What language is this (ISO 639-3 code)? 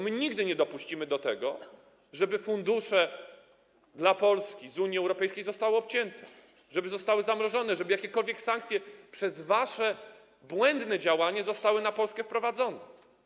pol